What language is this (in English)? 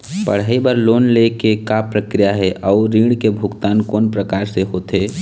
Chhattisgarhi